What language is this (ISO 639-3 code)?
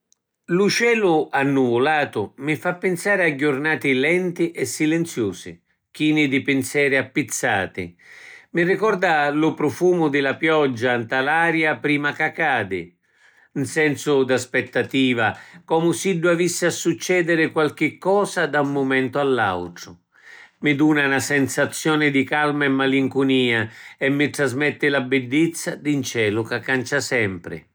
scn